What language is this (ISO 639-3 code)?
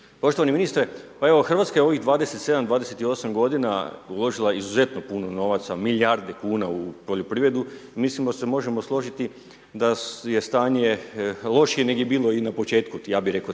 hrv